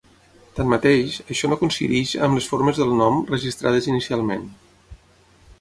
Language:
Catalan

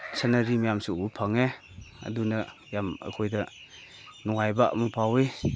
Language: Manipuri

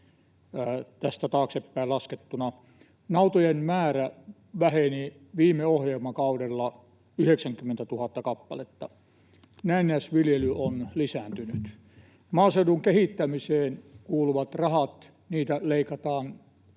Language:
Finnish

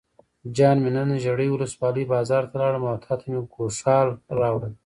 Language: Pashto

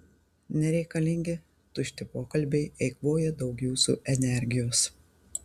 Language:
Lithuanian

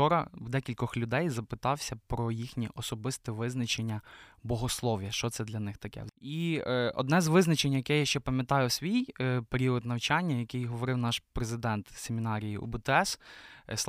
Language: Ukrainian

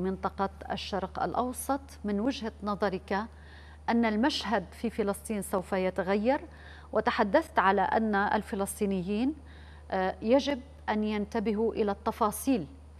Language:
Arabic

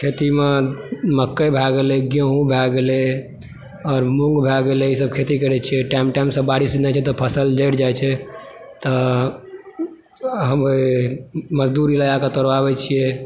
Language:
Maithili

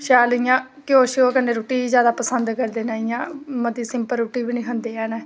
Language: Dogri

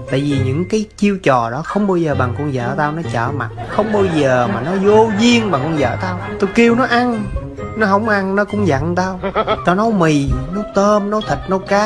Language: Vietnamese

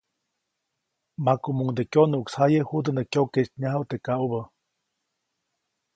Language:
Copainalá Zoque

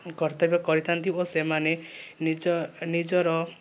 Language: Odia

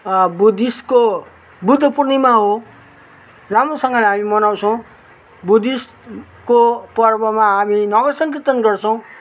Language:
Nepali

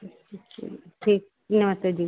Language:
Hindi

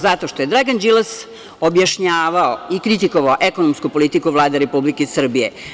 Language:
Serbian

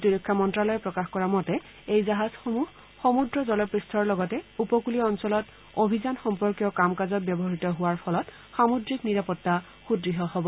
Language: Assamese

